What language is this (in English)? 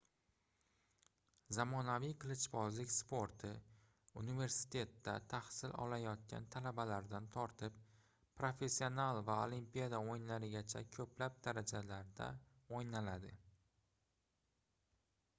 Uzbek